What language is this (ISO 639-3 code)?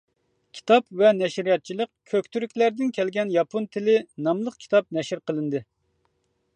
uig